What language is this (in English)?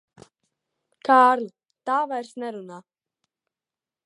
Latvian